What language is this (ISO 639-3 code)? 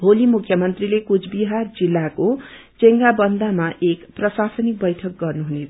nep